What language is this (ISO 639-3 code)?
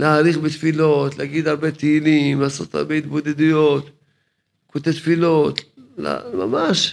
heb